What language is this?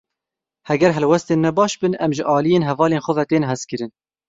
Kurdish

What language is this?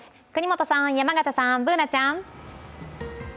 Japanese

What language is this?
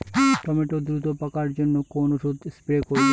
Bangla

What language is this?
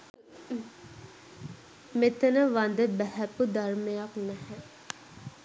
Sinhala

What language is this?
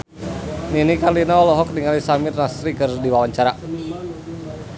Sundanese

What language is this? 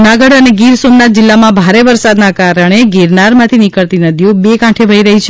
Gujarati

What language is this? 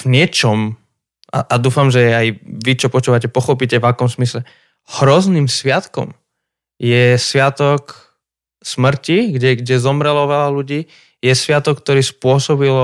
Slovak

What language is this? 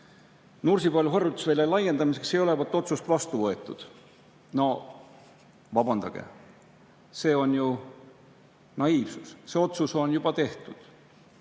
Estonian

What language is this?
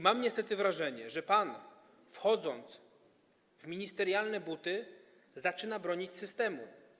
Polish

